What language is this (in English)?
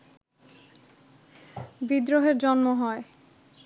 Bangla